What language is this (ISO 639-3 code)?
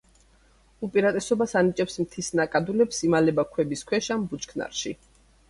kat